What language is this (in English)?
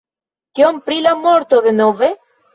Esperanto